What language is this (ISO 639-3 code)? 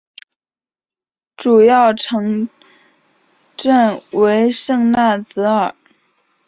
zho